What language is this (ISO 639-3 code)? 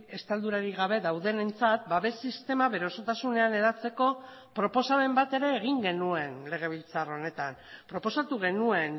eus